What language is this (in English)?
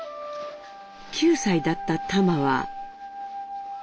Japanese